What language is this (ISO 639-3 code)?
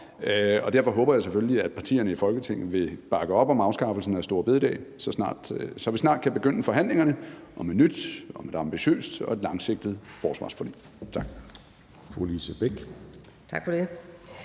dan